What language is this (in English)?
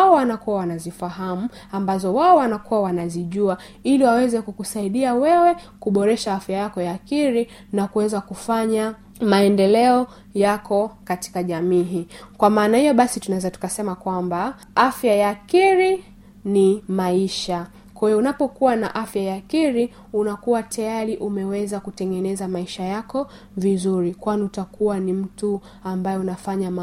Swahili